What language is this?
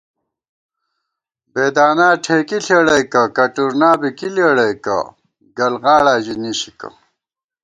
Gawar-Bati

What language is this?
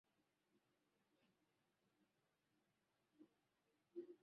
Swahili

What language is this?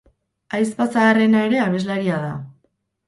Basque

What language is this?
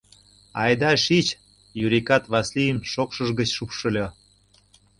Mari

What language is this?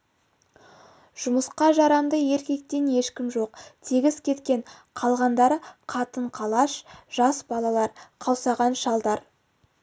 Kazakh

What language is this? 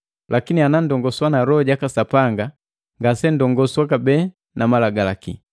Matengo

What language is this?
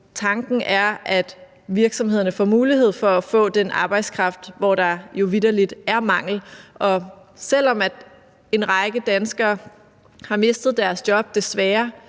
Danish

